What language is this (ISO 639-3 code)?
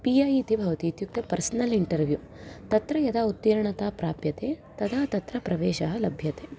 san